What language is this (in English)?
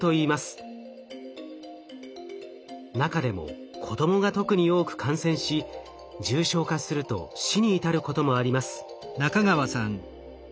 Japanese